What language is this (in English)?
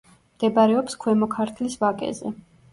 Georgian